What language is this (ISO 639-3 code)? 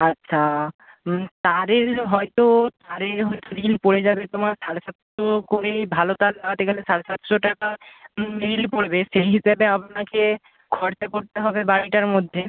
ben